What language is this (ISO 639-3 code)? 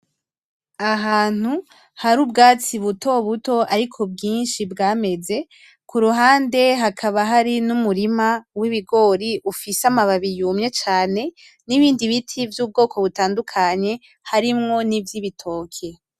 run